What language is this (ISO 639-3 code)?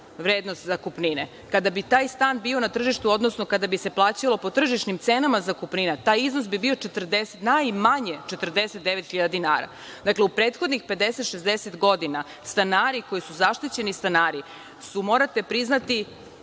srp